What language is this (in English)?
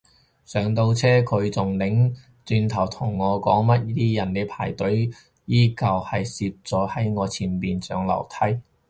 Cantonese